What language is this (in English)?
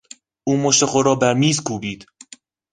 Persian